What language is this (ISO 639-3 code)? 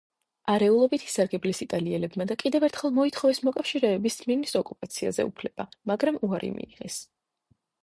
kat